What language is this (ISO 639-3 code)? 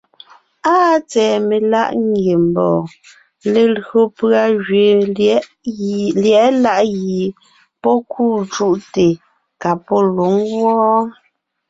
nnh